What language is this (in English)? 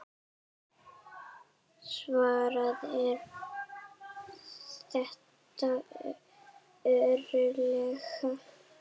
Icelandic